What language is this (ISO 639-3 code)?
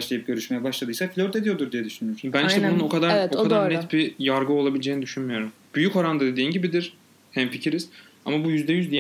tur